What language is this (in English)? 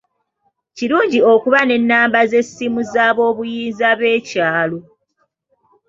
Ganda